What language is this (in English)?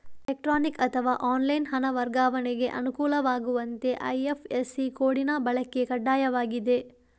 Kannada